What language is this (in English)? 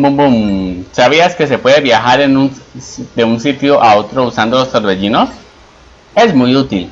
Spanish